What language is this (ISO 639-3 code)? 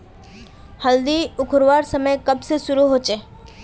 mag